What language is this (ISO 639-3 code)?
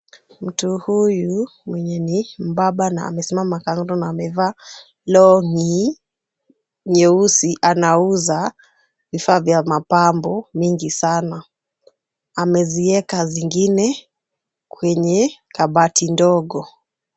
swa